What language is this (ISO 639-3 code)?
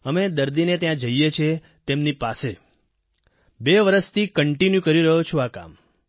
guj